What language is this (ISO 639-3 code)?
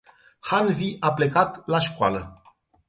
ron